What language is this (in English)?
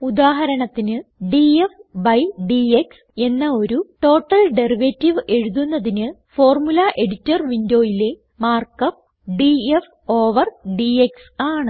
Malayalam